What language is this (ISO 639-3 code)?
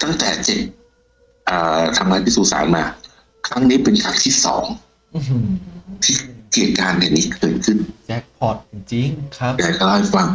tha